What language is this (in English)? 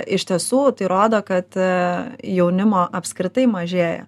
Lithuanian